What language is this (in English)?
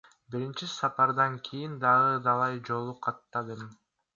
Kyrgyz